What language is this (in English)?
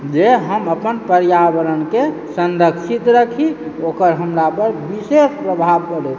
Maithili